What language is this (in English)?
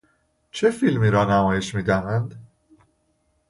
Persian